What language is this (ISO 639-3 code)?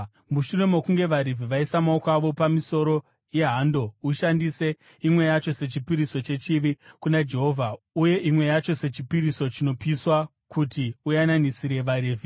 sna